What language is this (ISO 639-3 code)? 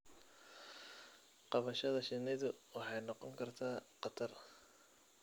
som